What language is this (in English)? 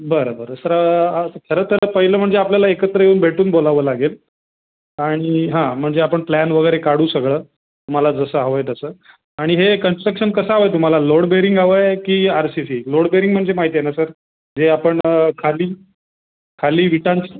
Marathi